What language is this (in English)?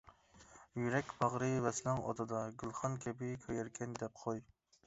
Uyghur